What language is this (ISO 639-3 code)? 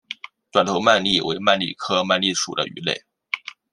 zho